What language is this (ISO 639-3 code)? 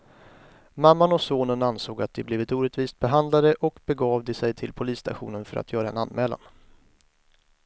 swe